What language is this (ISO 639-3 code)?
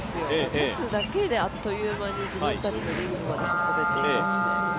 jpn